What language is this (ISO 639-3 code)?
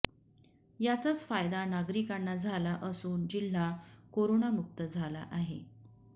mar